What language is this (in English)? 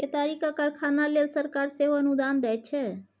Maithili